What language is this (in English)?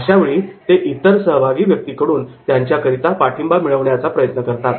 Marathi